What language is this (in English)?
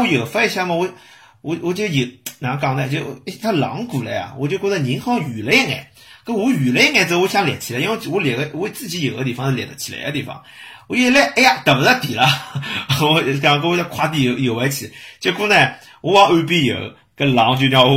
Chinese